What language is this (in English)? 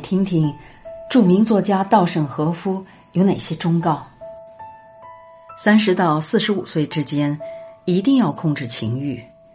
Chinese